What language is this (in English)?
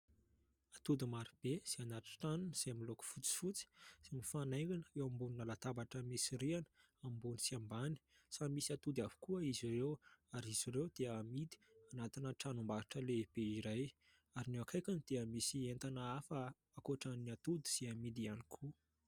Malagasy